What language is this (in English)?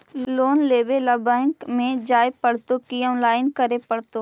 Magahi